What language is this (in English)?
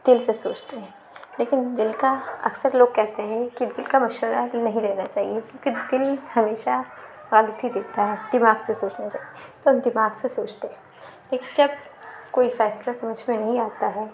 Urdu